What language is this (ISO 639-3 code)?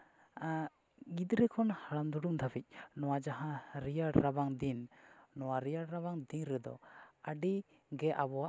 sat